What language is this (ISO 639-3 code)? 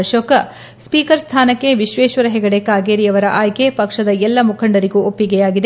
kan